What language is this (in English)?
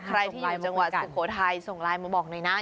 Thai